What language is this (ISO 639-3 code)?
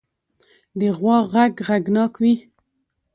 pus